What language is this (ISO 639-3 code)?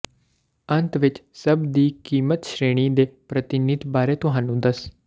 pan